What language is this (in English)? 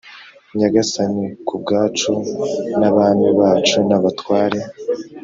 Kinyarwanda